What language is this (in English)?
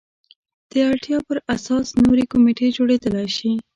Pashto